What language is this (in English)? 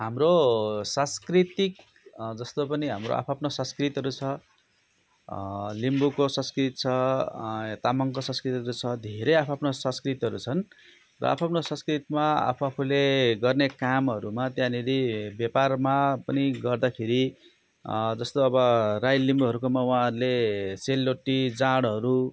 Nepali